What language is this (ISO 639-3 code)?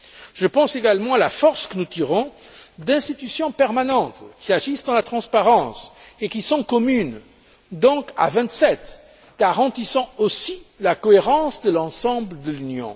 fra